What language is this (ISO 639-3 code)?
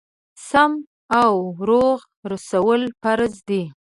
pus